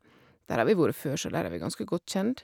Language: Norwegian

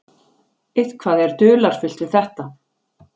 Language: Icelandic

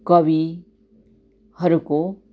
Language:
Nepali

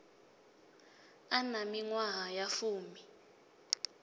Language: Venda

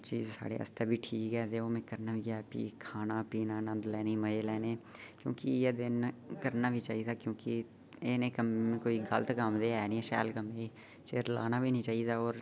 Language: Dogri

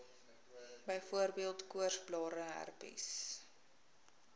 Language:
Afrikaans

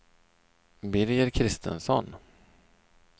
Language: Swedish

